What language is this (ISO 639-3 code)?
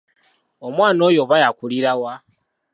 lug